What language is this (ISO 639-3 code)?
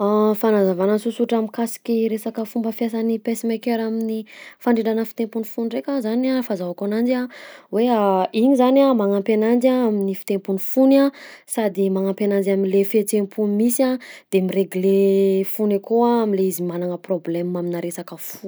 bzc